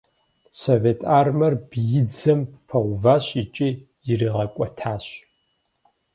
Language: Kabardian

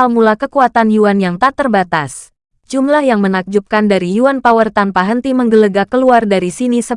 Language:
Indonesian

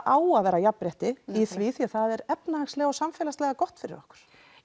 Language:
Icelandic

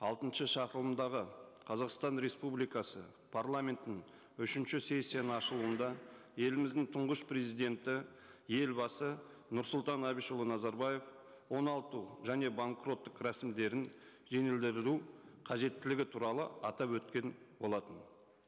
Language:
Kazakh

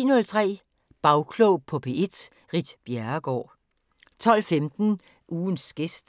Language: Danish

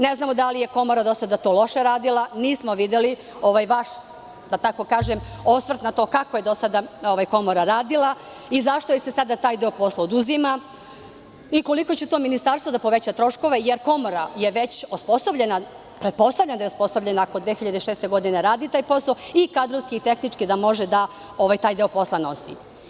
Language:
Serbian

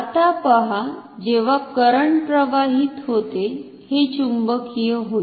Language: Marathi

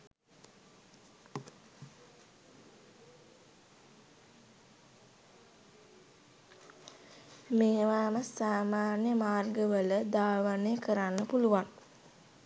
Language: Sinhala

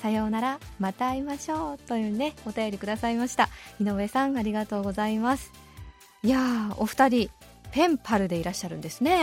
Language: Japanese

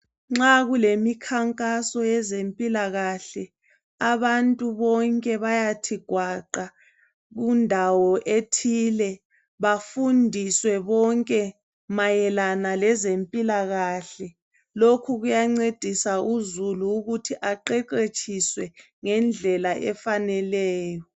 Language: North Ndebele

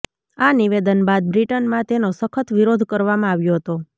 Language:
Gujarati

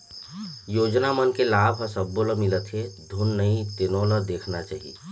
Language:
Chhattisgarhi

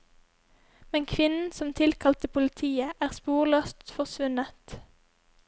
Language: Norwegian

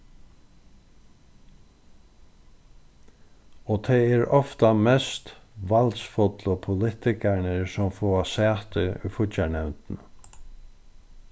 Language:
Faroese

